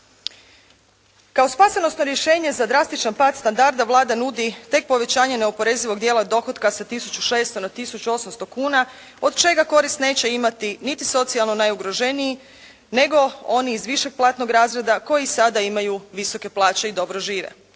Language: Croatian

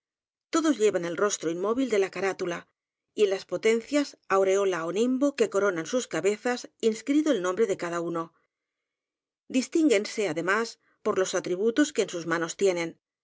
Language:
Spanish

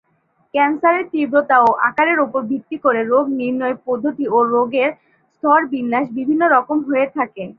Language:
Bangla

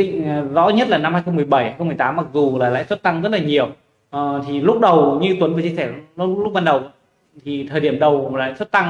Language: Vietnamese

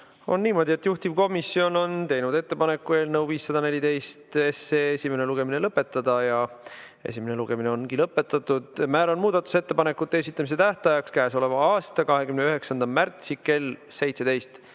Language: Estonian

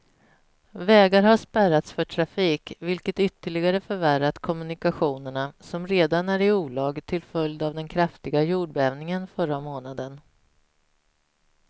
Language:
Swedish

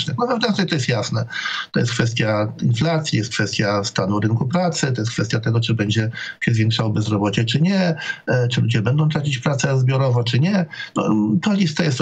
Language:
Polish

